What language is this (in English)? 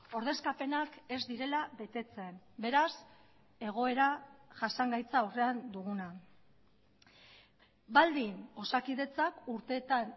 Basque